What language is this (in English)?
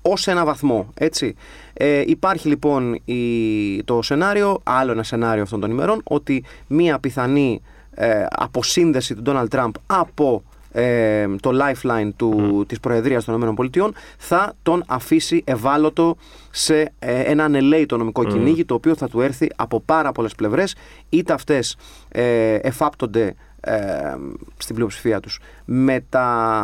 Greek